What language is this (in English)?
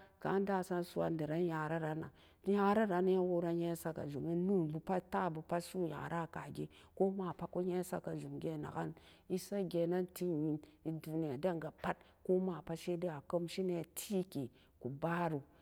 Samba Daka